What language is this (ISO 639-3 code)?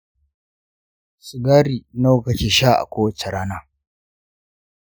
hau